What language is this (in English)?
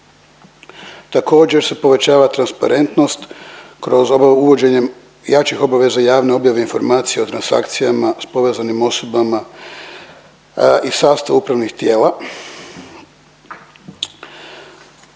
Croatian